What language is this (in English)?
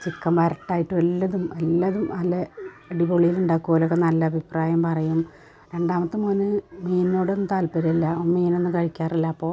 Malayalam